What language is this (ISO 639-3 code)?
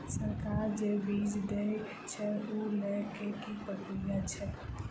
mai